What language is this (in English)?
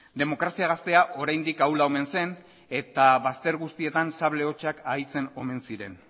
Basque